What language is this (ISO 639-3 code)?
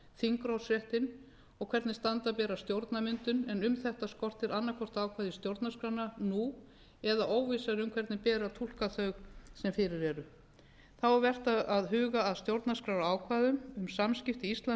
isl